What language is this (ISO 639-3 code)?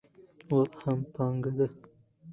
pus